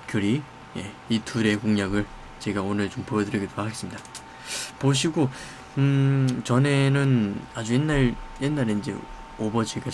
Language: Korean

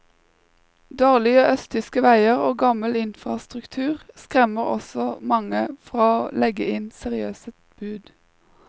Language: Norwegian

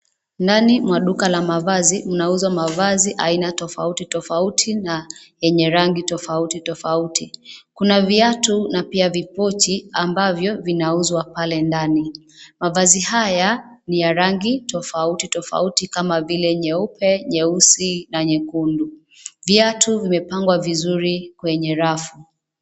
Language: Swahili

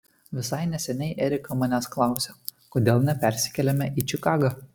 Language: Lithuanian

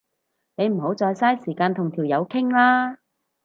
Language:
Cantonese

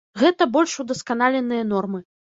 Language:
Belarusian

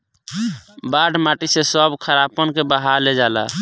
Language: Bhojpuri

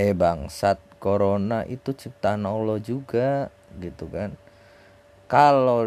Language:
Indonesian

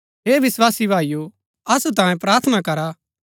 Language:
Gaddi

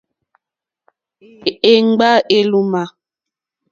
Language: Mokpwe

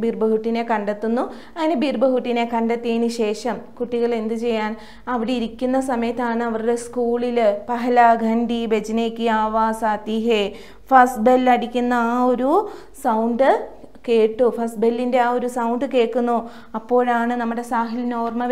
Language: Malayalam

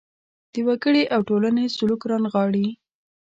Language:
Pashto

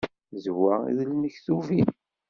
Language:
Kabyle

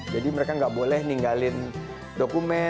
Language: Indonesian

